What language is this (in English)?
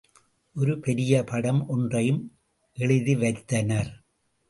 Tamil